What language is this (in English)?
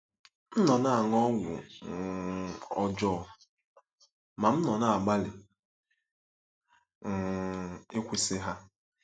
Igbo